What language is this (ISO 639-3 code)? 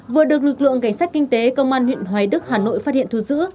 vie